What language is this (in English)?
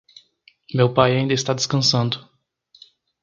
Portuguese